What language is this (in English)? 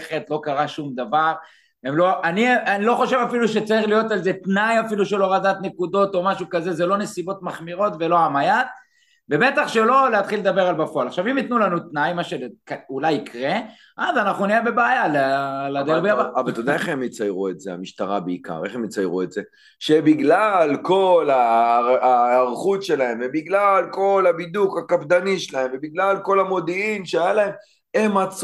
Hebrew